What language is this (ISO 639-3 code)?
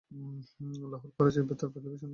ben